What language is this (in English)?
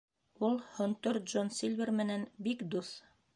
Bashkir